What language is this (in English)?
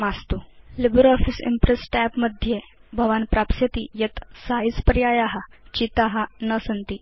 Sanskrit